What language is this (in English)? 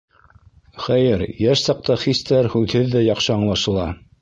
Bashkir